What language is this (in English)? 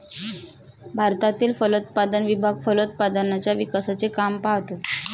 Marathi